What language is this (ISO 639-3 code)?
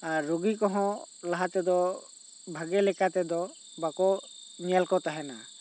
sat